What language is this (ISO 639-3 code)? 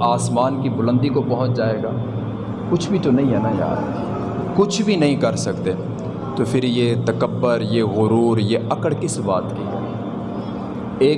urd